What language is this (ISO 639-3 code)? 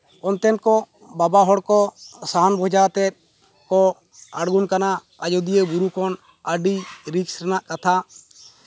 sat